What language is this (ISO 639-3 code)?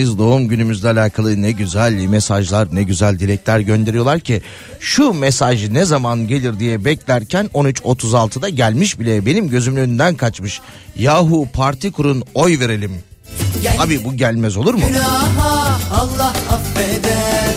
tur